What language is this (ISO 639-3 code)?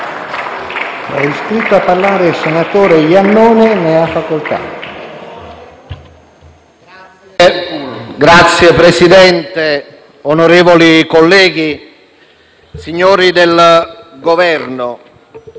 ita